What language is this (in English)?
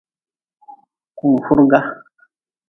Nawdm